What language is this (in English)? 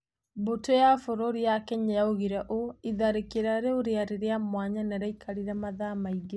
Kikuyu